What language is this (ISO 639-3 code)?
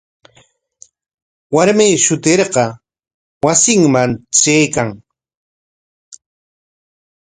qwa